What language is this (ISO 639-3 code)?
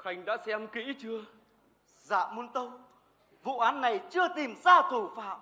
vie